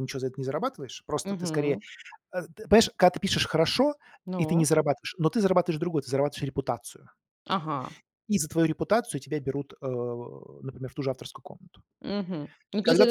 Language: Russian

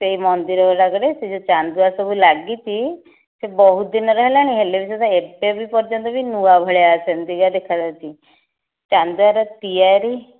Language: Odia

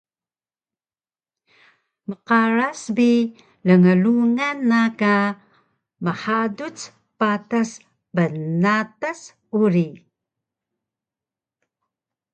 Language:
Taroko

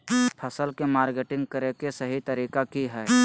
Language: Magahi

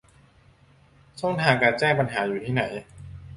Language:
Thai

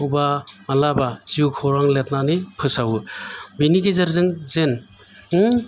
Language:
Bodo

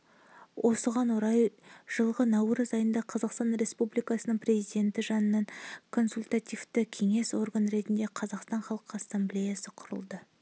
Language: Kazakh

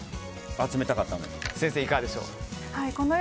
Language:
Japanese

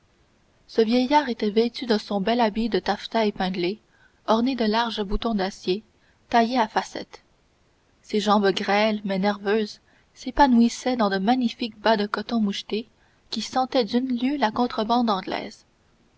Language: French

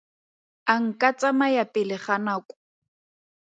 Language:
Tswana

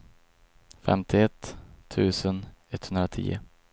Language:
Swedish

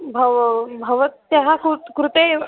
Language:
Sanskrit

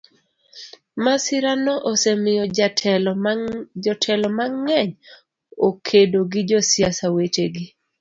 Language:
Luo (Kenya and Tanzania)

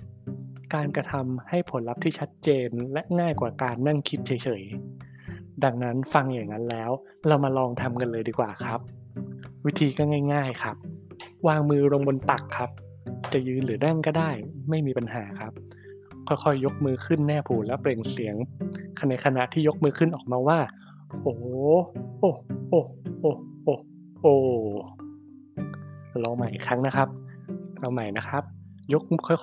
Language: Thai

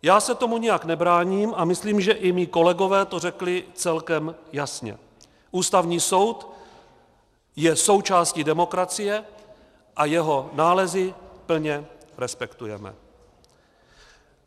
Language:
Czech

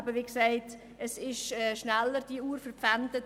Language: Swiss German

